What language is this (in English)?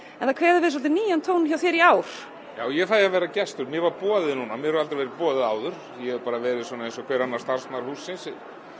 Icelandic